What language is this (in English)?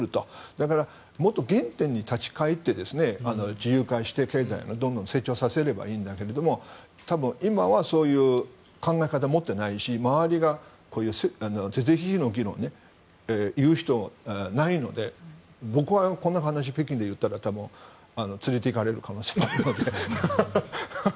Japanese